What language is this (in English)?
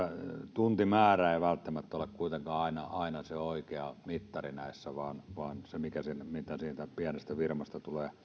Finnish